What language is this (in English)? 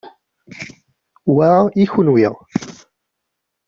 Kabyle